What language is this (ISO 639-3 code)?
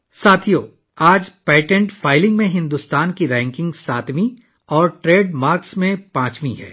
urd